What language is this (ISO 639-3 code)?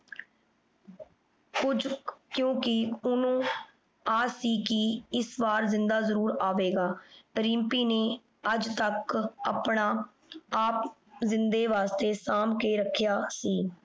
pan